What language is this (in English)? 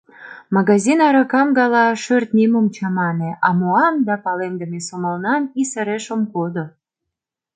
Mari